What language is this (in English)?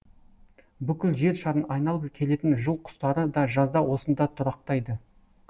Kazakh